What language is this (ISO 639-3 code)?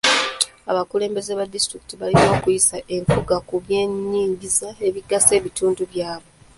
lug